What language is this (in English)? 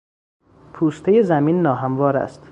Persian